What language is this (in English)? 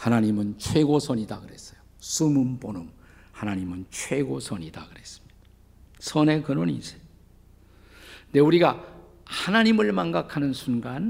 Korean